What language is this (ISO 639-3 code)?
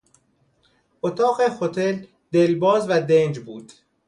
fas